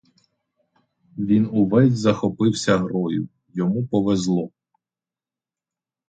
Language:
Ukrainian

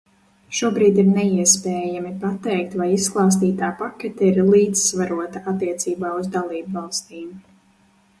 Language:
Latvian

